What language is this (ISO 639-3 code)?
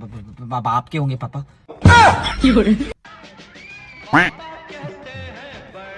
hin